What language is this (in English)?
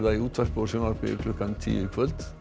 Icelandic